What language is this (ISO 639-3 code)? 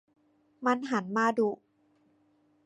tha